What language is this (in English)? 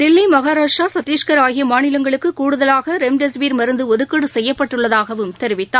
Tamil